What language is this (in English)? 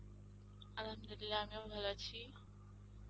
Bangla